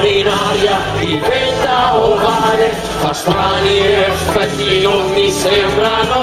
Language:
Italian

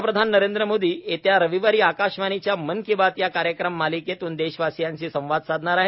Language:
Marathi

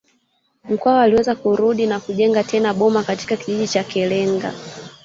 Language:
Swahili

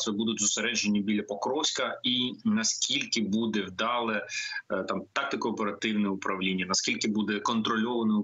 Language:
Ukrainian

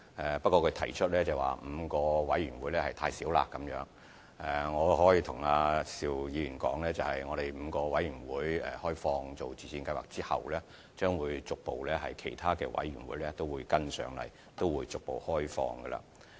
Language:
Cantonese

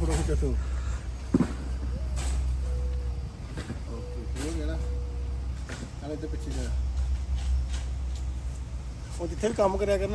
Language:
Punjabi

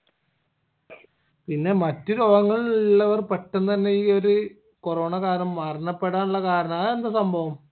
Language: Malayalam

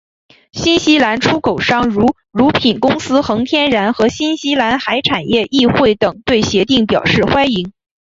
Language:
Chinese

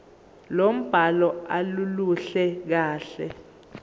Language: Zulu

